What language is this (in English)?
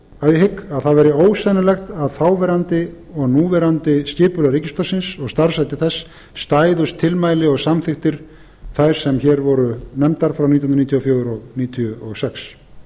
Icelandic